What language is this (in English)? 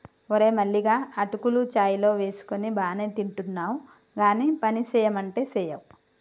Telugu